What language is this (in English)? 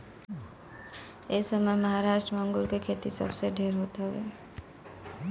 Bhojpuri